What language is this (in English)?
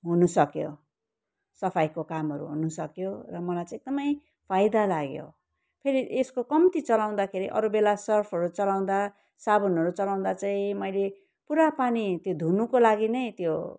Nepali